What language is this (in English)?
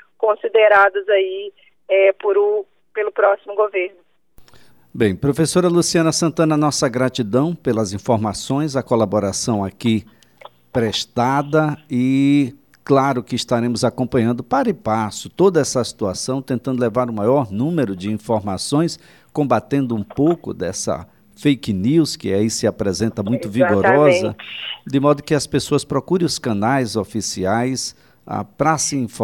Portuguese